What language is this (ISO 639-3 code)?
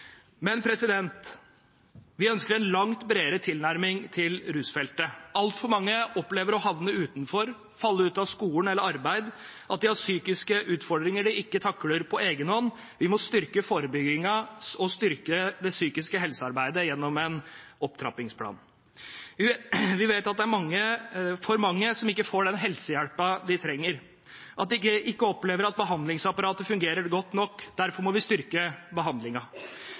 nob